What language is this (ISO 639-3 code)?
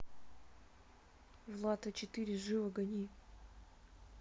rus